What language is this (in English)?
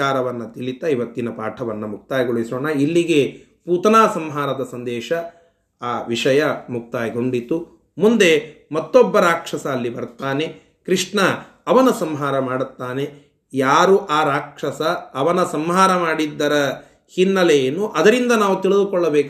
Kannada